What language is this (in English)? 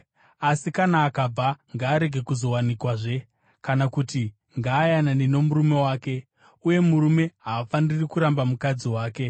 Shona